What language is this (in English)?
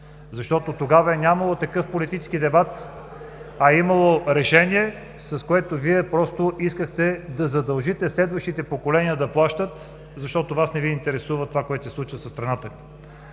Bulgarian